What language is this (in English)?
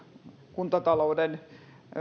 Finnish